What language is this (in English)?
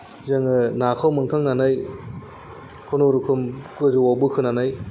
Bodo